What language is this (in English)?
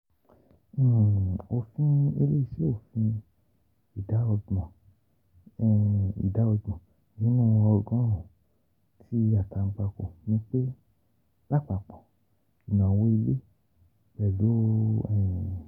Yoruba